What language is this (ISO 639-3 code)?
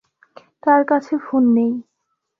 ben